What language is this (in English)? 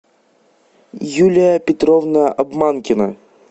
Russian